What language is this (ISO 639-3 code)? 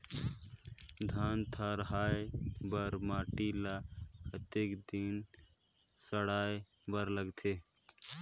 hne